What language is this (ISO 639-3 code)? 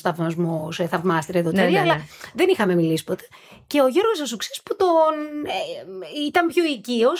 ell